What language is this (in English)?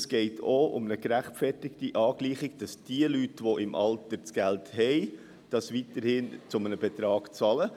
Swiss German